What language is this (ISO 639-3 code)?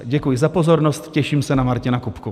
ces